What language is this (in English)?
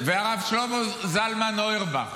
Hebrew